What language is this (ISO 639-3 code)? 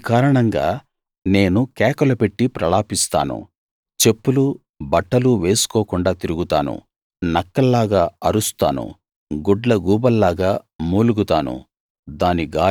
tel